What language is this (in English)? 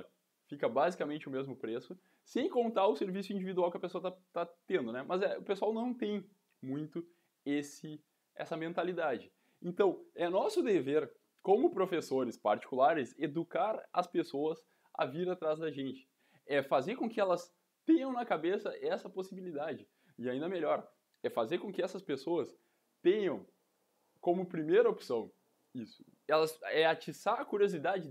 Portuguese